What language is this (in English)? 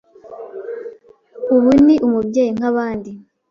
Kinyarwanda